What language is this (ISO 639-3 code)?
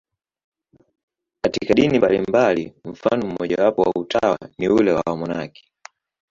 swa